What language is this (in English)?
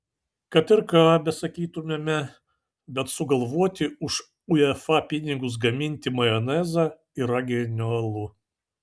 Lithuanian